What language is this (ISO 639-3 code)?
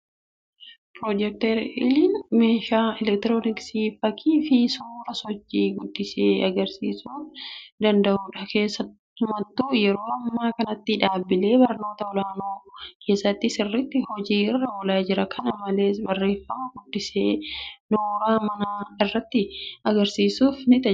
orm